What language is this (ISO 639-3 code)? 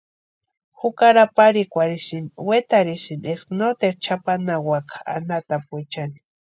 pua